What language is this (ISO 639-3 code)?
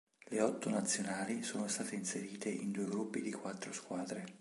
ita